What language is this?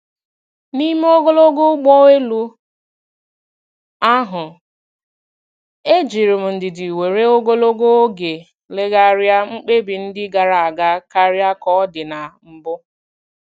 Igbo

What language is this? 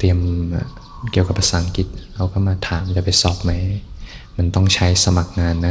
Thai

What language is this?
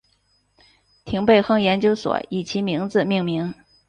Chinese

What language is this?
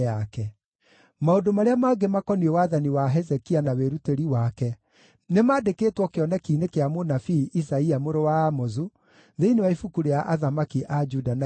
Kikuyu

